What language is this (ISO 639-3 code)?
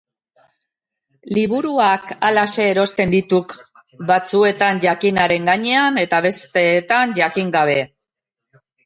eus